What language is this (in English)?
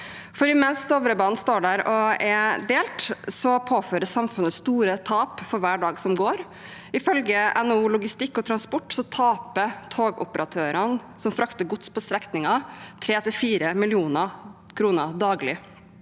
Norwegian